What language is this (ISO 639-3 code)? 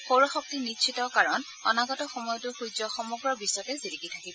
asm